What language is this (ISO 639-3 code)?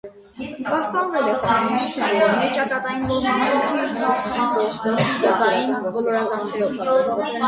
hye